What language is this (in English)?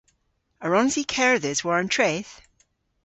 Cornish